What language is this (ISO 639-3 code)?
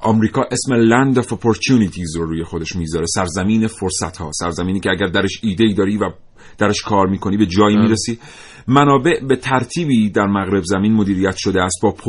fas